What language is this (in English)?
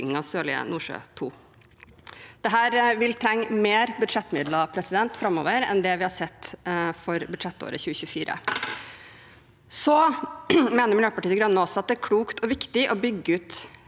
Norwegian